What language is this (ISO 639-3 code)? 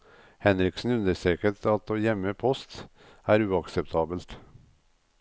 nor